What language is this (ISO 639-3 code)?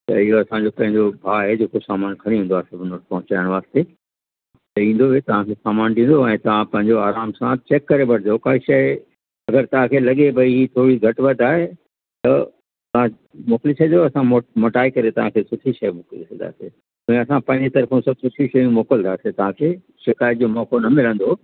snd